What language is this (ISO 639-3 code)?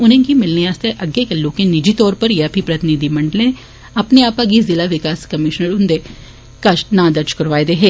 doi